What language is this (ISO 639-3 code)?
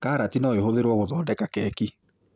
kik